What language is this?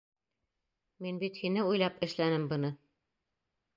Bashkir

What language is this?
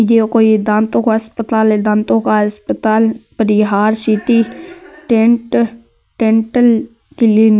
Marwari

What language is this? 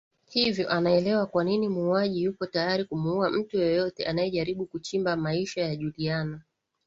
Swahili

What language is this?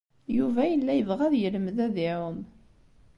Kabyle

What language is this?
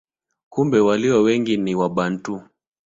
Swahili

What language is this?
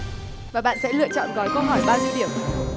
Vietnamese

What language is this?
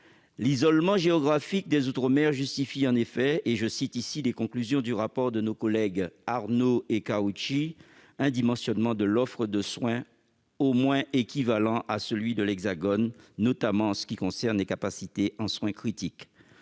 French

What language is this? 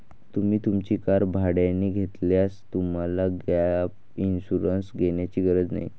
Marathi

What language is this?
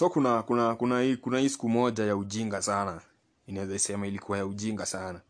Swahili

